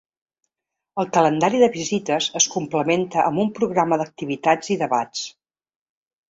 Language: Catalan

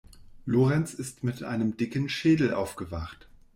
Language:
German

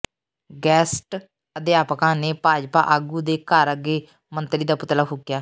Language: Punjabi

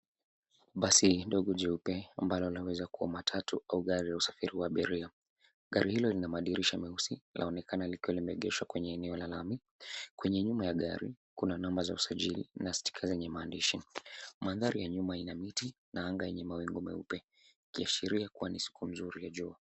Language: Swahili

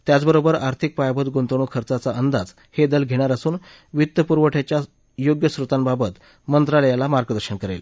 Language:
Marathi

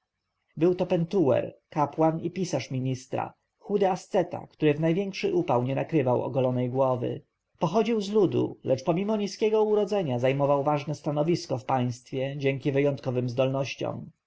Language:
Polish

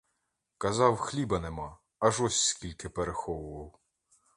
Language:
Ukrainian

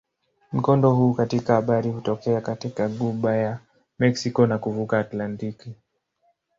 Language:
Swahili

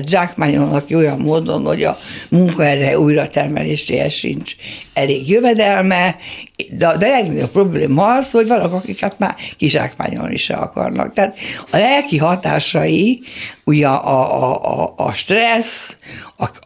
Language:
Hungarian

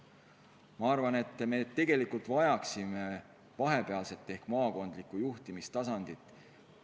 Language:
Estonian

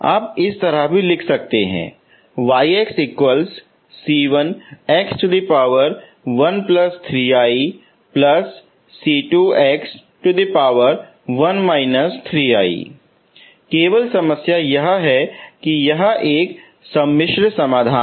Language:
Hindi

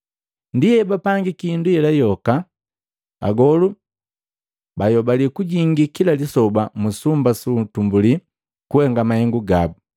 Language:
Matengo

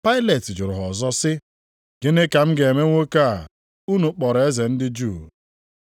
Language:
Igbo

